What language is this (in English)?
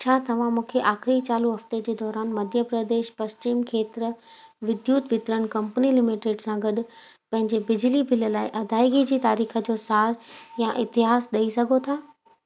Sindhi